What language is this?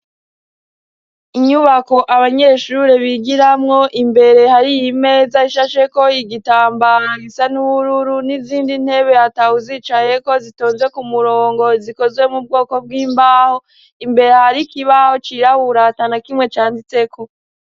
Rundi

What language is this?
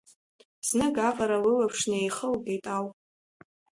Abkhazian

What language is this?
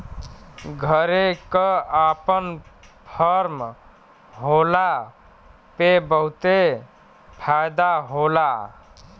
Bhojpuri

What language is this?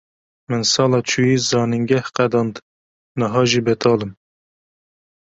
Kurdish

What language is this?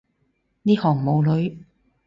Cantonese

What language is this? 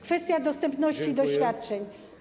Polish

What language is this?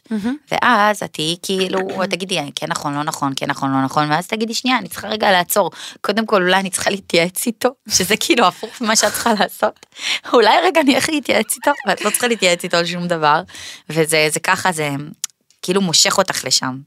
Hebrew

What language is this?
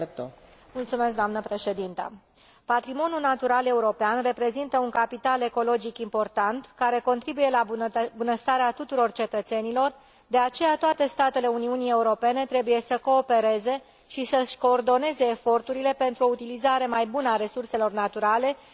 Romanian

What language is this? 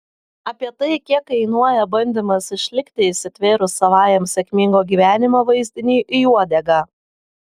Lithuanian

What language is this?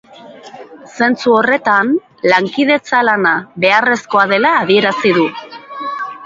Basque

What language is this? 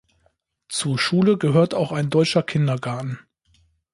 German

